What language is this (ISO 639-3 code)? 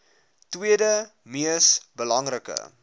afr